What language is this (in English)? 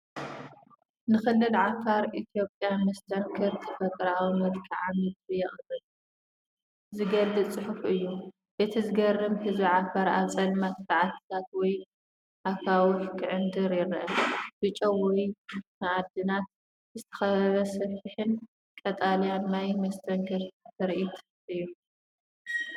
Tigrinya